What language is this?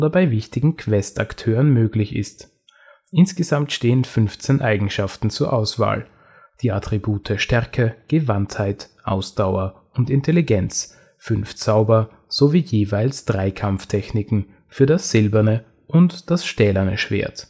German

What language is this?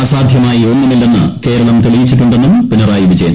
Malayalam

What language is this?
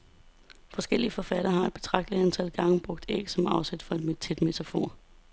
Danish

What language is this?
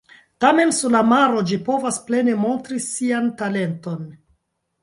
Esperanto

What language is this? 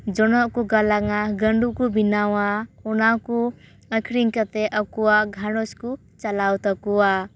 Santali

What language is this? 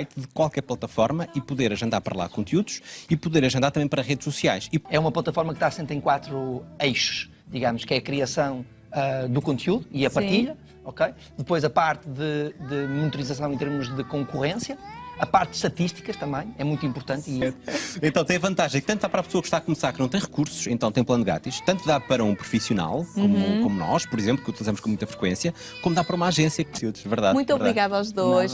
Portuguese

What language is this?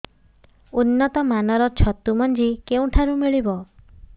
Odia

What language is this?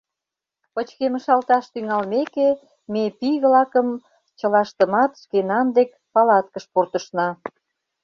Mari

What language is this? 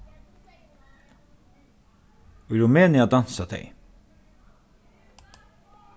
Faroese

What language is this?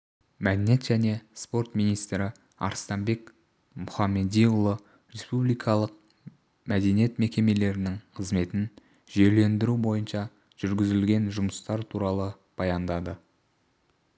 Kazakh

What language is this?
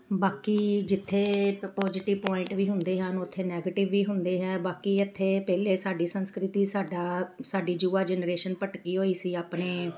Punjabi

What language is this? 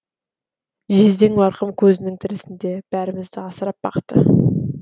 Kazakh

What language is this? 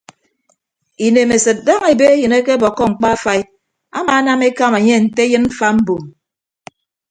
Ibibio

